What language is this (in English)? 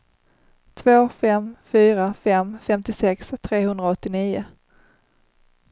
Swedish